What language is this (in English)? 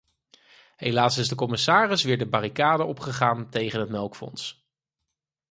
Dutch